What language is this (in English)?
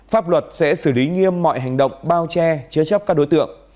Vietnamese